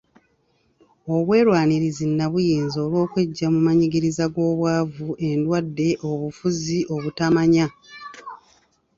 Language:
Ganda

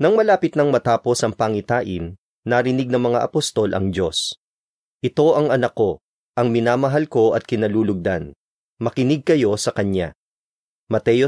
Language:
Filipino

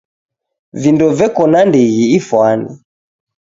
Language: Taita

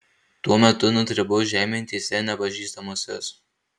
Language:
Lithuanian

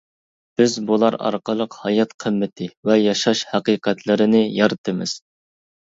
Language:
Uyghur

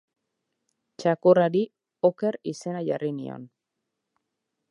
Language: Basque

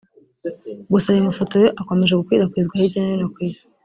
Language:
Kinyarwanda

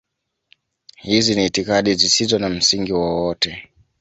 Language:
Swahili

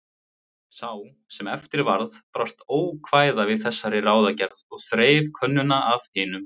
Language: Icelandic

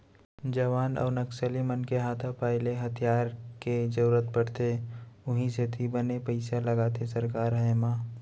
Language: Chhattisgarhi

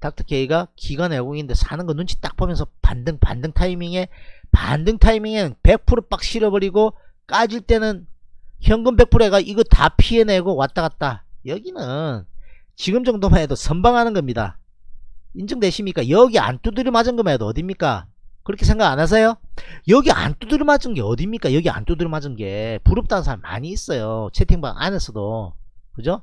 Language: Korean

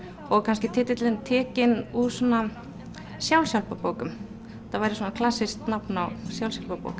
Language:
Icelandic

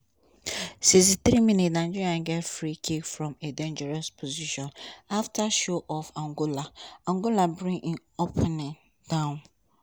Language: Nigerian Pidgin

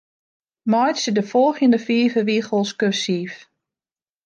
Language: Western Frisian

